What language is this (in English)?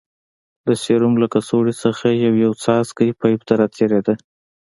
Pashto